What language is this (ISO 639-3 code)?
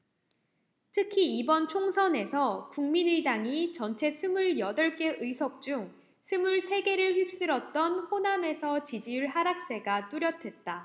kor